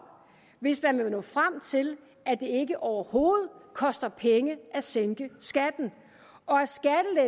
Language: Danish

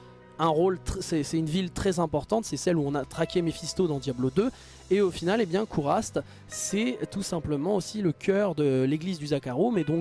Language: French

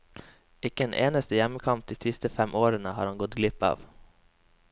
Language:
Norwegian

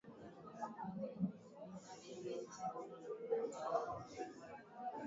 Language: Swahili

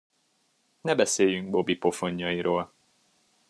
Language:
Hungarian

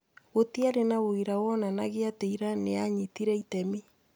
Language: Kikuyu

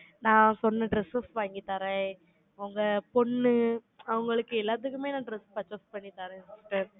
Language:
Tamil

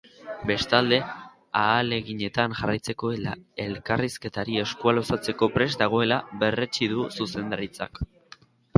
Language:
Basque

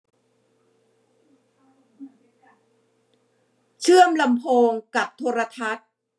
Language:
Thai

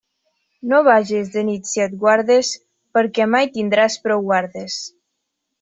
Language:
Catalan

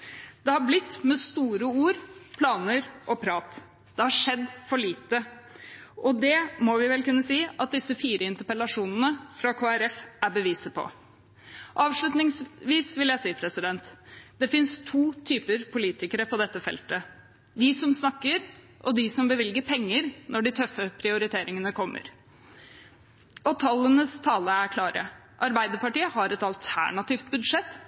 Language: Norwegian Bokmål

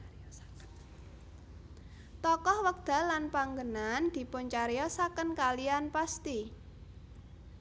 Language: Javanese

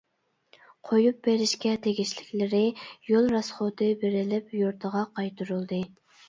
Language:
Uyghur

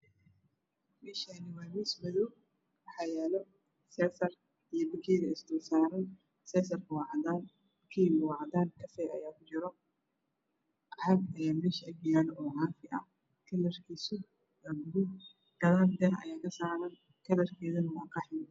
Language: Somali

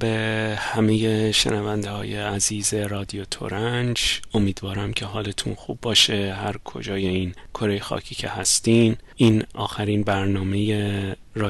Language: Persian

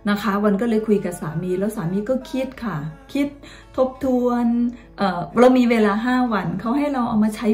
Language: Thai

